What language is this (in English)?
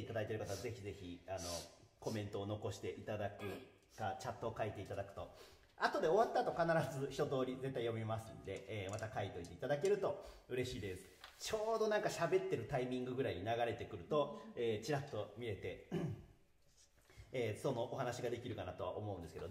Japanese